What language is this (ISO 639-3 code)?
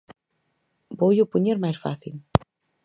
glg